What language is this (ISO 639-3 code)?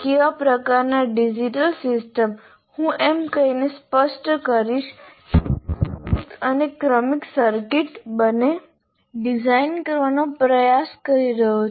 guj